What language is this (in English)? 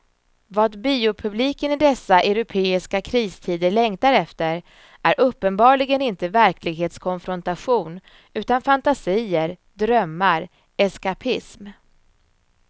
Swedish